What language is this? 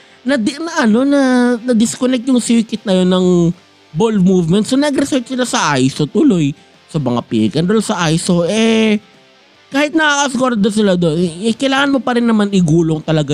Filipino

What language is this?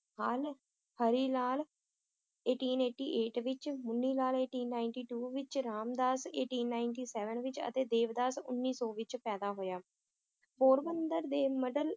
Punjabi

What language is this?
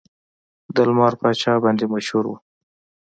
Pashto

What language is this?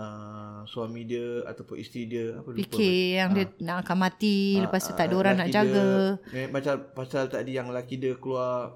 Malay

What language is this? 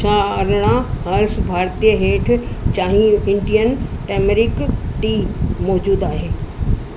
Sindhi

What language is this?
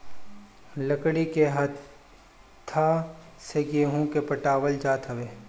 Bhojpuri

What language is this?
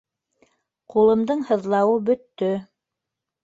Bashkir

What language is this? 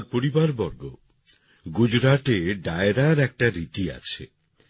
Bangla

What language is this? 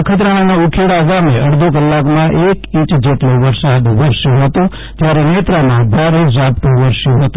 Gujarati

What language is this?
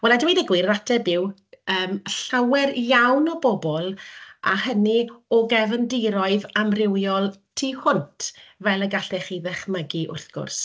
Welsh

